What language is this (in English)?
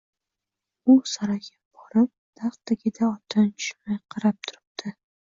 Uzbek